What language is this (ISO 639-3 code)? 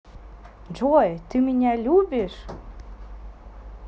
rus